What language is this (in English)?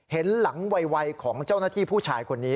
Thai